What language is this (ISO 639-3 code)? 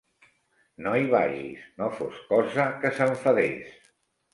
cat